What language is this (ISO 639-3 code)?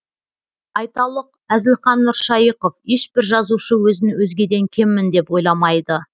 kaz